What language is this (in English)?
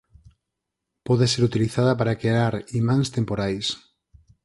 Galician